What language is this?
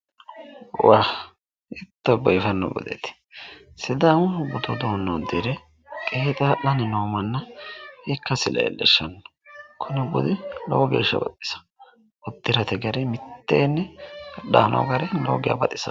Sidamo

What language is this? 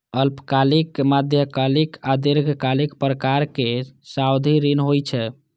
Maithili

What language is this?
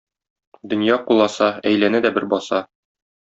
Tatar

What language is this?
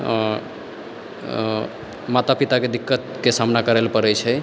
Maithili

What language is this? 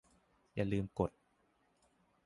Thai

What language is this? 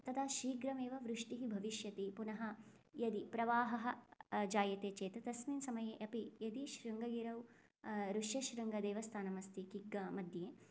Sanskrit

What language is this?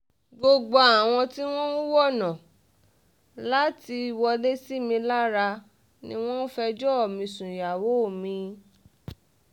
Yoruba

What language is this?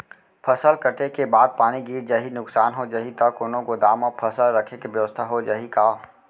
Chhattisgarhi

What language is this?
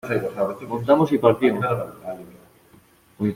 Spanish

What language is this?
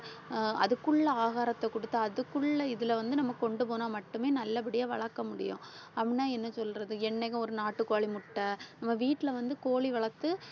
Tamil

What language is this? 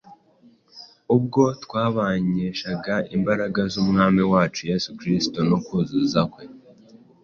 Kinyarwanda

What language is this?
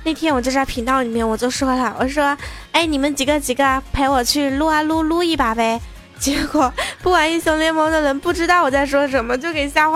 Chinese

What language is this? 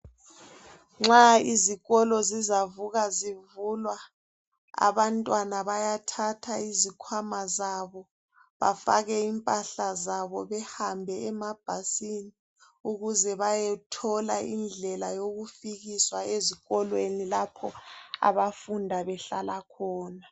North Ndebele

